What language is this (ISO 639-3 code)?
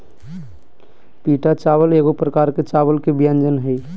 mag